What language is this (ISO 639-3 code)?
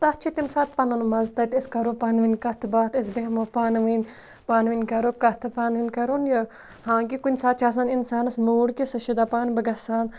kas